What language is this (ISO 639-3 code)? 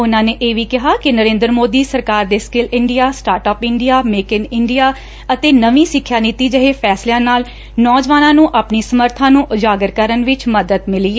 pan